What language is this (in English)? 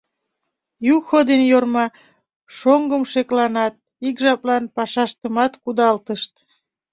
Mari